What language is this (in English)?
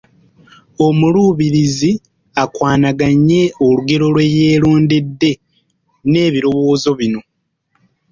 Ganda